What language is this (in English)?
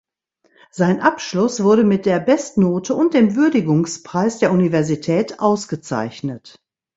German